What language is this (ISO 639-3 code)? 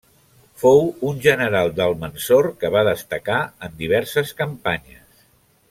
cat